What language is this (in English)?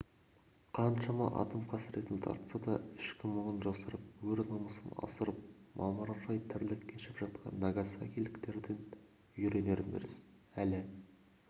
Kazakh